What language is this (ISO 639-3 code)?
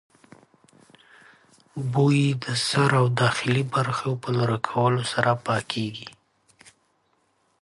eng